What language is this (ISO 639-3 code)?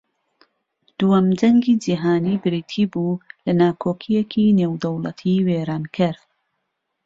ckb